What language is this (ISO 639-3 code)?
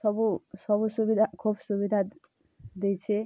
ori